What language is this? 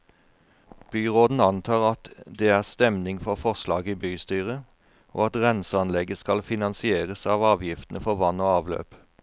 Norwegian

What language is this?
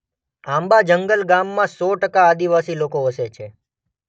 Gujarati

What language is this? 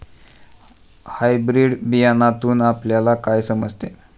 Marathi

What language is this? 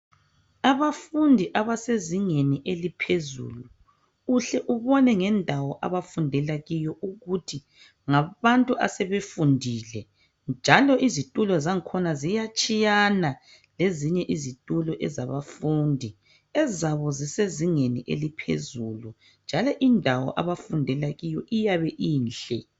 North Ndebele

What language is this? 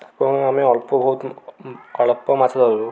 Odia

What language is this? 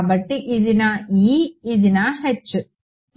Telugu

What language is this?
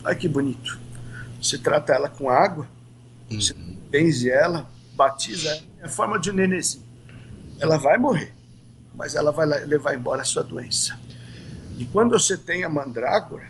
Portuguese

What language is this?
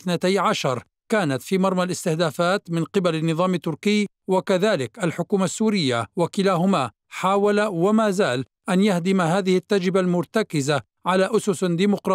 Arabic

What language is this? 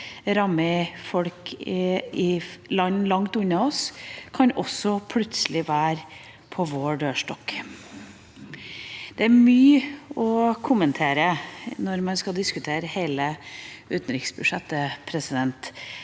Norwegian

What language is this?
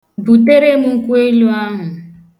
Igbo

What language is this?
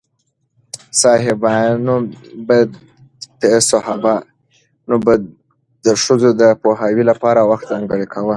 Pashto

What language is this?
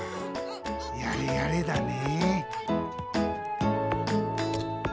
Japanese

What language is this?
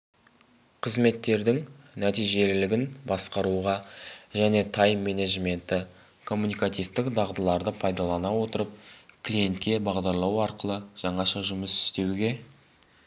Kazakh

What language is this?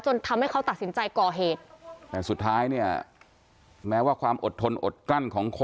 Thai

